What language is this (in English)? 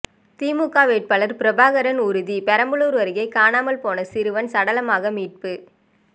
Tamil